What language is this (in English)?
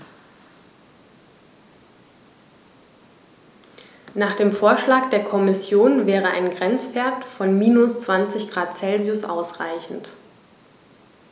German